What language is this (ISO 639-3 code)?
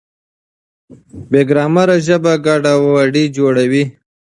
pus